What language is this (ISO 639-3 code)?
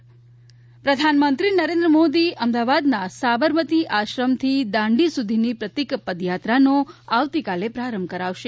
guj